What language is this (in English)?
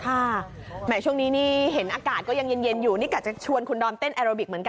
Thai